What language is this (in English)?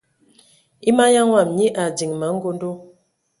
Ewondo